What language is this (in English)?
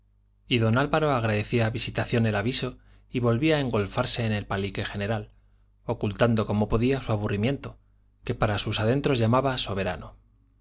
Spanish